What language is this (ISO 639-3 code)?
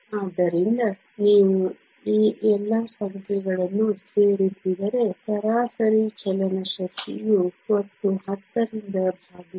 kan